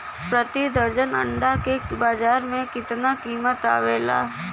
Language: Bhojpuri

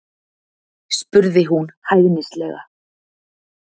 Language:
Icelandic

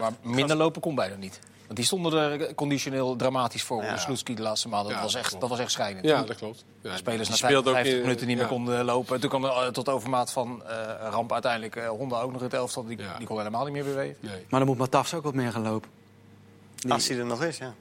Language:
Dutch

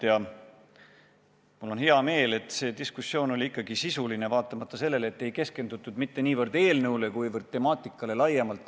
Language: Estonian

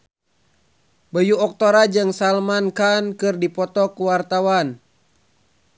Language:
Sundanese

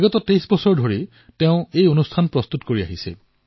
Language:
Assamese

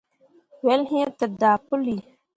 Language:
Mundang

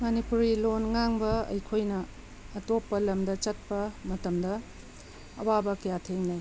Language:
Manipuri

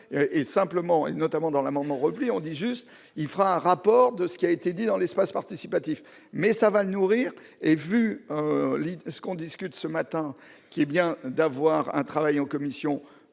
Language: French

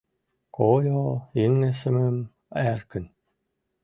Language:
Mari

